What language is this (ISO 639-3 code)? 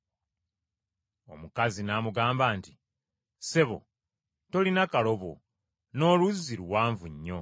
lug